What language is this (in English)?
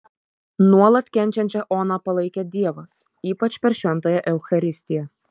Lithuanian